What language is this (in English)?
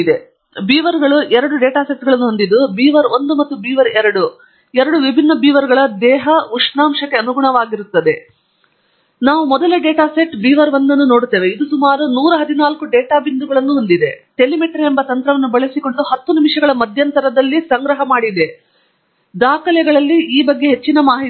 Kannada